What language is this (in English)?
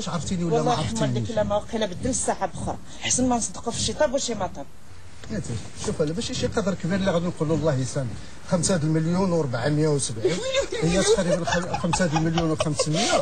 Arabic